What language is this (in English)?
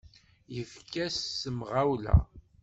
Kabyle